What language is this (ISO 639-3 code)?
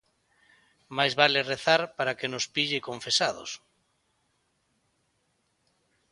glg